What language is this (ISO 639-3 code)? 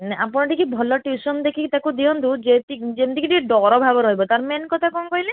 ori